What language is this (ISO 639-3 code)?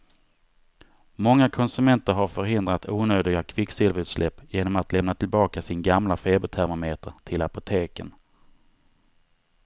swe